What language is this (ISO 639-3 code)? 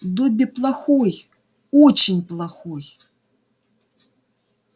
rus